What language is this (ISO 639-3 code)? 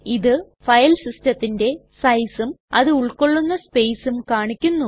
mal